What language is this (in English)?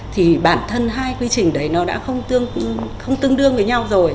Vietnamese